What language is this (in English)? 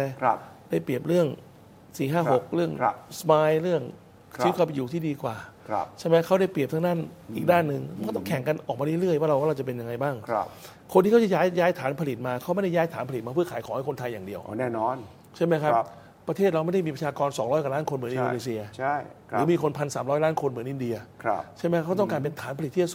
Thai